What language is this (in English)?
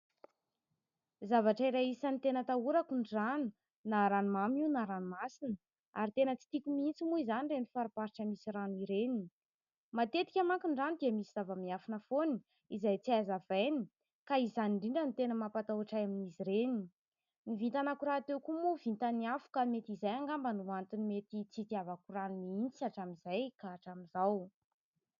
Malagasy